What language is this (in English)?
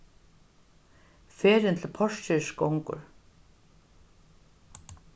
Faroese